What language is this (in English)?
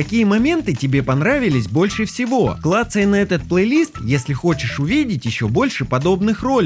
Russian